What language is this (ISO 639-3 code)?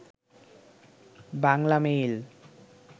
ben